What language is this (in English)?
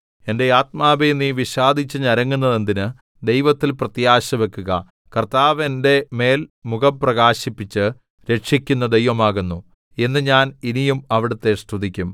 Malayalam